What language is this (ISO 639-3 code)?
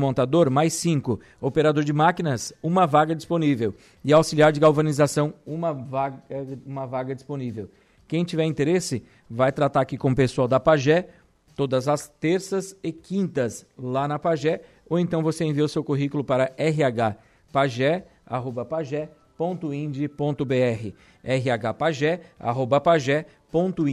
por